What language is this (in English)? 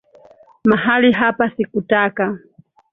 Swahili